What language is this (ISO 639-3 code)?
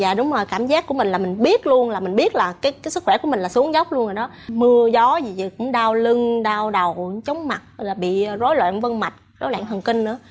vie